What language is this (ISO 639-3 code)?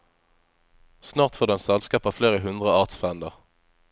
nor